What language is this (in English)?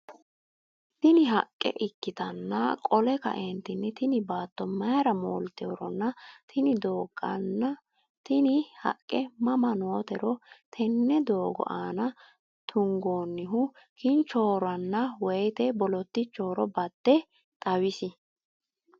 Sidamo